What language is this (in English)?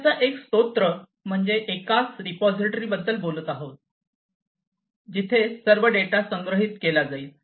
Marathi